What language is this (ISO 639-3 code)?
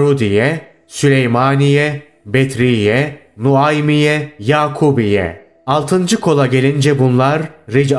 tur